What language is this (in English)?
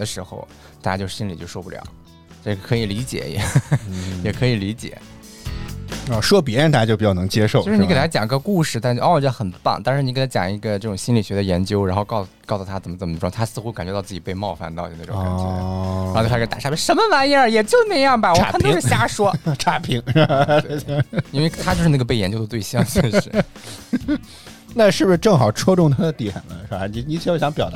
Chinese